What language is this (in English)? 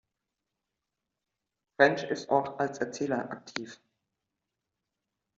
German